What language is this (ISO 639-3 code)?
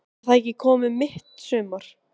isl